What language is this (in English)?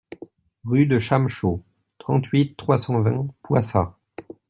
French